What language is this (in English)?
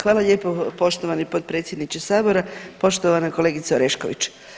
Croatian